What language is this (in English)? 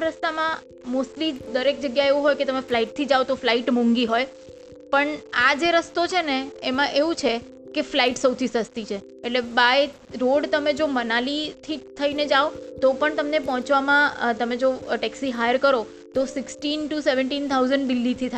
Gujarati